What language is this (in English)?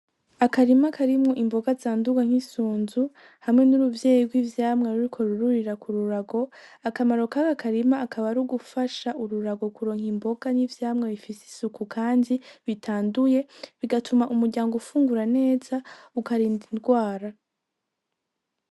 Rundi